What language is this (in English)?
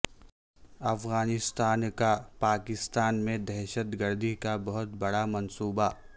Urdu